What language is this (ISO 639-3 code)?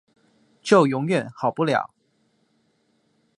zho